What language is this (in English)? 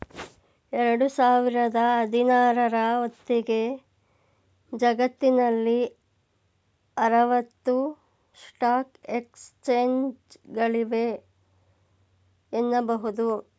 Kannada